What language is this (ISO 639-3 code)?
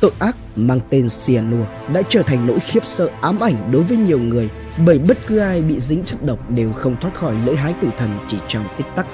vie